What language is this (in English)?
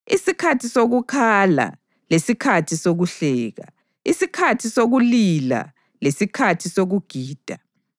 North Ndebele